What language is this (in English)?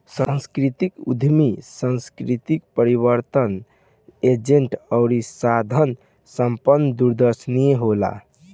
Bhojpuri